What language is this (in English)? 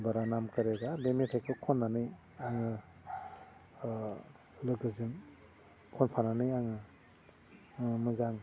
Bodo